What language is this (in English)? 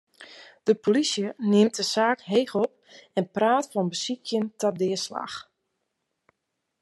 Western Frisian